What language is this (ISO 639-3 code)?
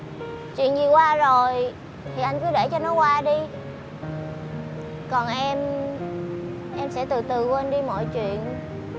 vie